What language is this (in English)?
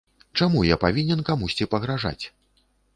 Belarusian